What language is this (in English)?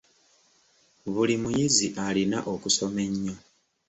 Ganda